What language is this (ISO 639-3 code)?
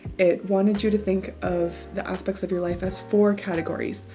eng